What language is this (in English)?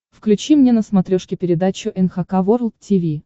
Russian